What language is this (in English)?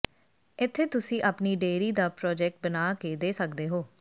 Punjabi